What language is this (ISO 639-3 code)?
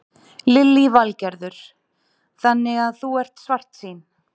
isl